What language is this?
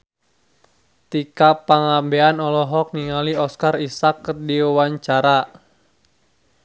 Sundanese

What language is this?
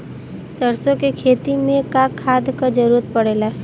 Bhojpuri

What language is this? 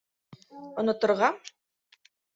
Bashkir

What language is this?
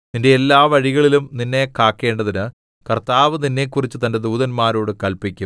Malayalam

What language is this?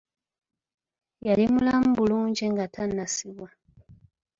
Ganda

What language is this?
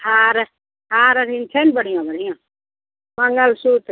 Maithili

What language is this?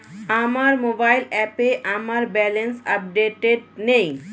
Bangla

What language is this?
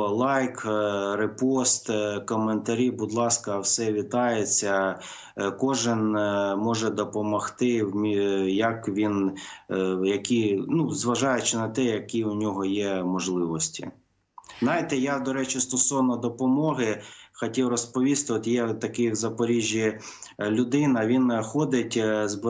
Ukrainian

